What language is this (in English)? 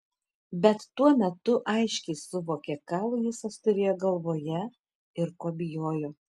Lithuanian